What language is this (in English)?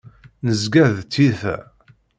Kabyle